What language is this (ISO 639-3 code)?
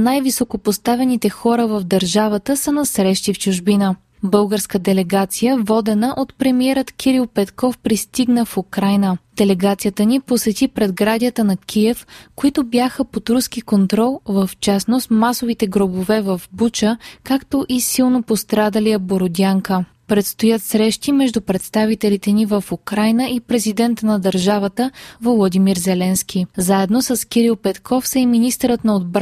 bul